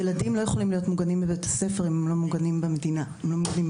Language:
Hebrew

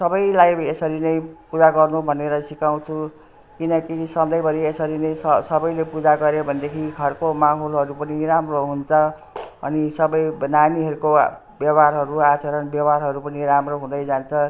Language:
Nepali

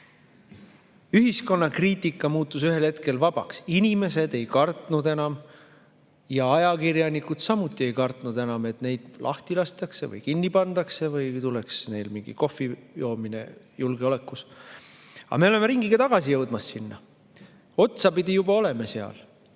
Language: Estonian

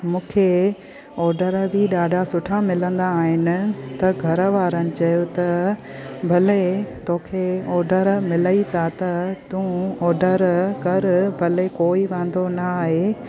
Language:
Sindhi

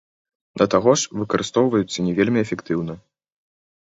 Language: Belarusian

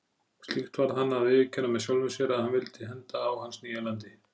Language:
Icelandic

